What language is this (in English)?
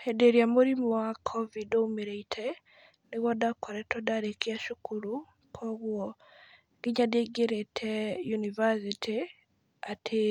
Kikuyu